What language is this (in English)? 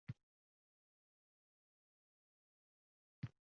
Uzbek